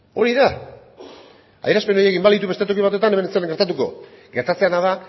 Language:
Basque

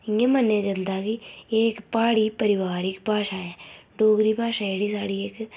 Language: Dogri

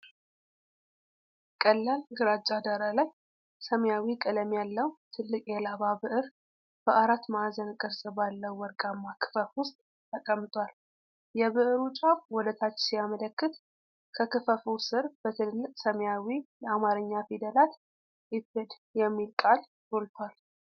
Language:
Amharic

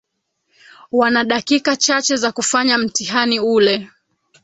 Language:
Swahili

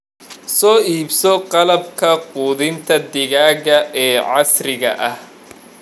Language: Somali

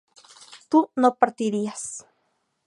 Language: Spanish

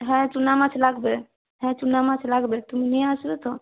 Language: Bangla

